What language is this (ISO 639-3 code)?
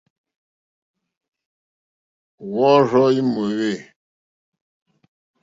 bri